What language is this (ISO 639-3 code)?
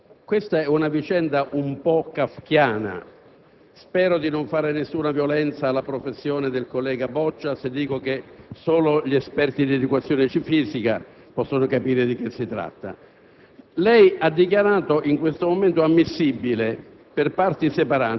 ita